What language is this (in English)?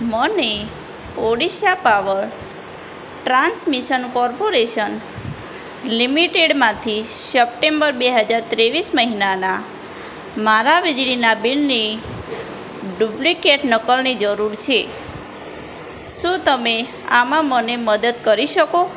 Gujarati